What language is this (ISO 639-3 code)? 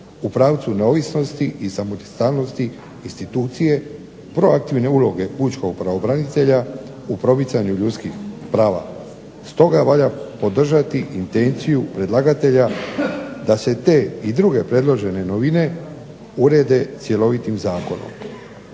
hrv